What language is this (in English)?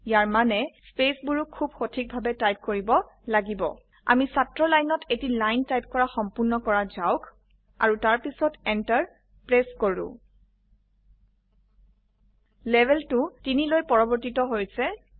Assamese